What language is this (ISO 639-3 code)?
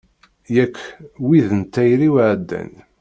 kab